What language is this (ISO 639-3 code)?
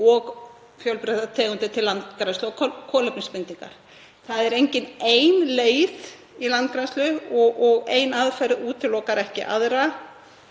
isl